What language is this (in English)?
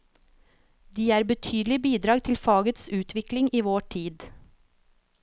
Norwegian